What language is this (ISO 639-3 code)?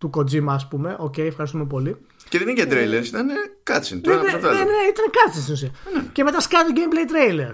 ell